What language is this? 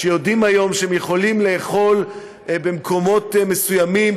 Hebrew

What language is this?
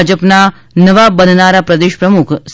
Gujarati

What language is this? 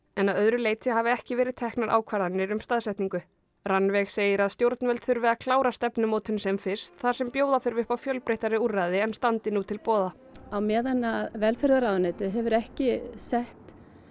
Icelandic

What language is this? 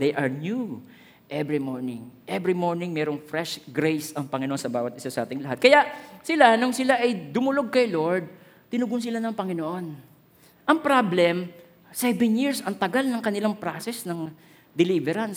Filipino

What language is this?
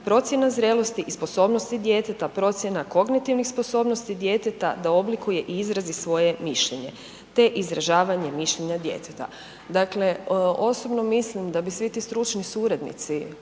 Croatian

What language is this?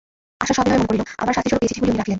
Bangla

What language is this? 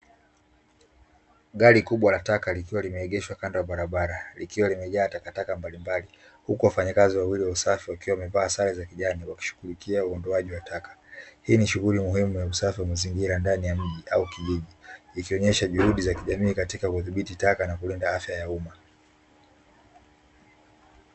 Swahili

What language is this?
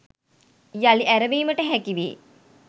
Sinhala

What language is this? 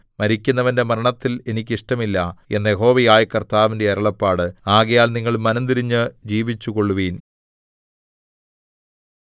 Malayalam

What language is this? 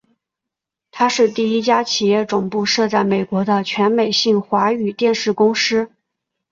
Chinese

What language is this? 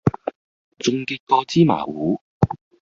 Cantonese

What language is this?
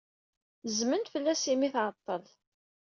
Kabyle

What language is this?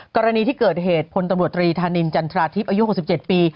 Thai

